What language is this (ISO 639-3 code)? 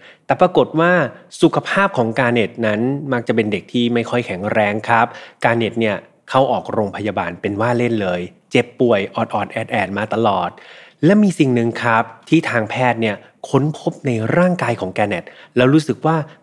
tha